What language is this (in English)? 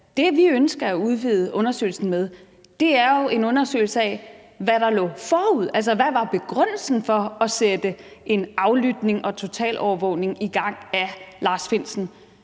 Danish